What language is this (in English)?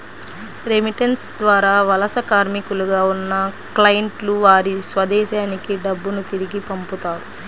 Telugu